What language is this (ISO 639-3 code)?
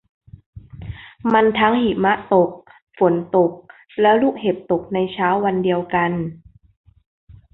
tha